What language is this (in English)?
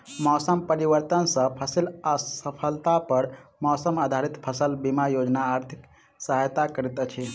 Maithili